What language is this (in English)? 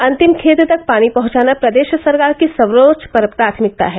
Hindi